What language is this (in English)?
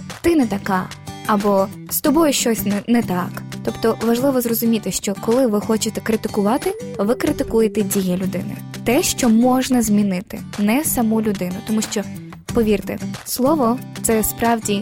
Ukrainian